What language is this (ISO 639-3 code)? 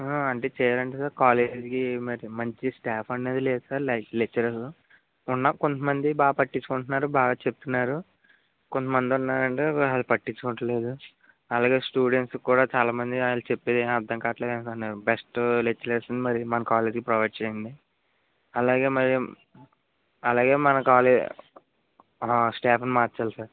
tel